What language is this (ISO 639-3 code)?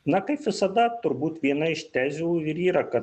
lit